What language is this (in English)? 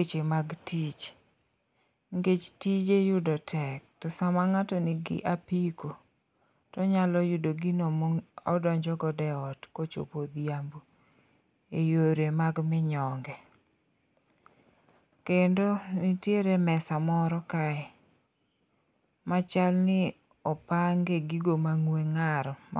Luo (Kenya and Tanzania)